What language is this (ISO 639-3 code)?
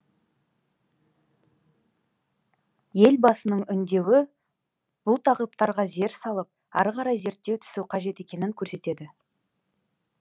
kaz